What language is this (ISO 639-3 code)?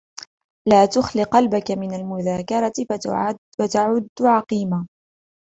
ara